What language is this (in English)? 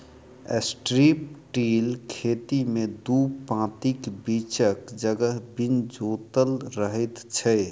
Maithili